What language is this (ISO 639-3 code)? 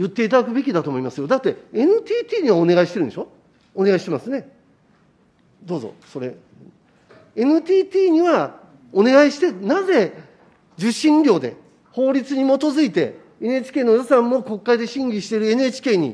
jpn